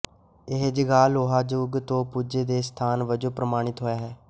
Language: Punjabi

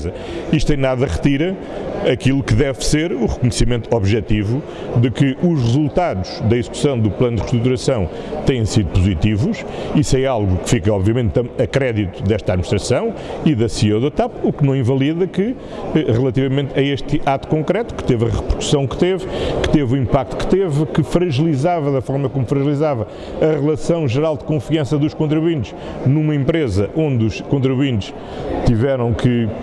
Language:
Portuguese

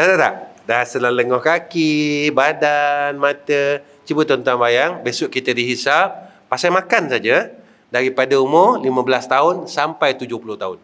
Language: Malay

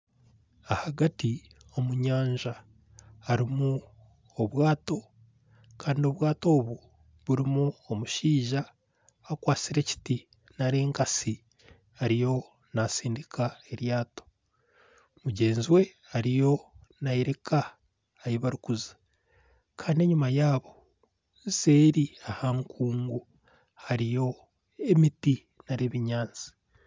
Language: Nyankole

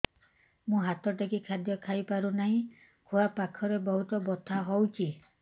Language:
Odia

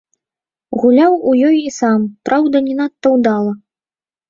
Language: Belarusian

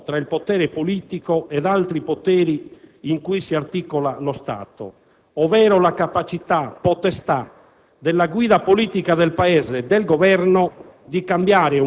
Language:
Italian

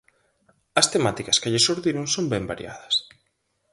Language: Galician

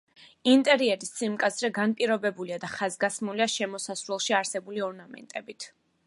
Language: Georgian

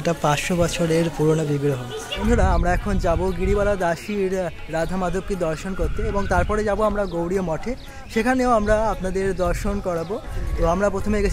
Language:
Arabic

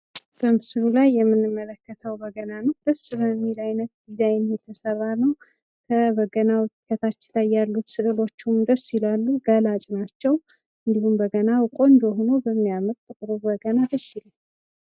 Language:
Amharic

